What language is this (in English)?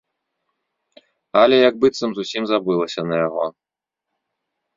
Belarusian